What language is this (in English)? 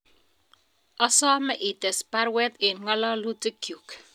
Kalenjin